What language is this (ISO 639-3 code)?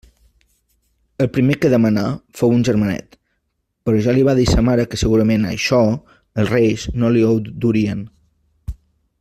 cat